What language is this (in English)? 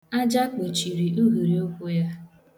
Igbo